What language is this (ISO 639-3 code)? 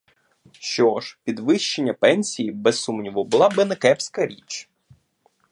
ukr